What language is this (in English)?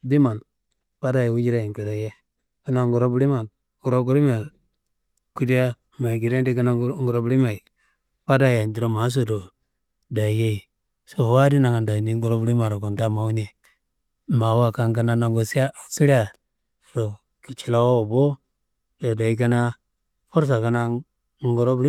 Kanembu